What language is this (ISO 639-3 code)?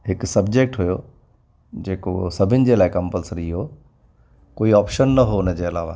snd